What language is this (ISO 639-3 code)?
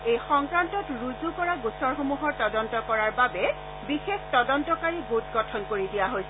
asm